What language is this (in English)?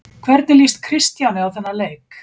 Icelandic